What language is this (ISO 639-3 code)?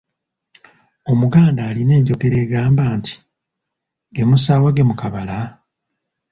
lug